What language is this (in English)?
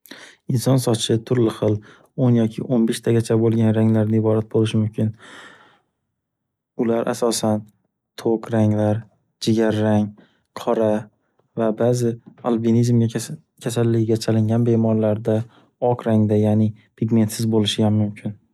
Uzbek